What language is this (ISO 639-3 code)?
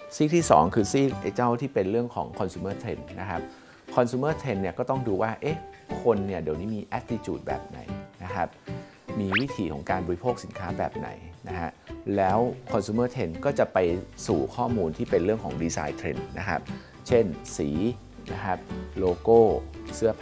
tha